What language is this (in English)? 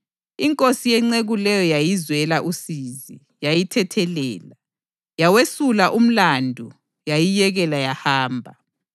North Ndebele